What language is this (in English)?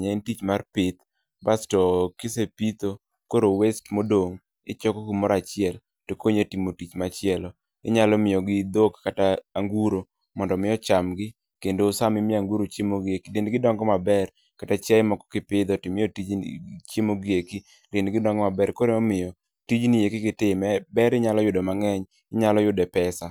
Luo (Kenya and Tanzania)